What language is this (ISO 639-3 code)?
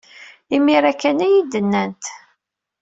kab